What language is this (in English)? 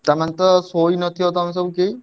Odia